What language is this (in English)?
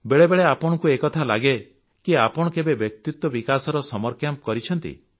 Odia